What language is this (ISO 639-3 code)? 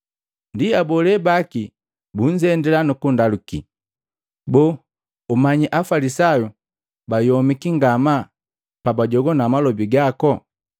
mgv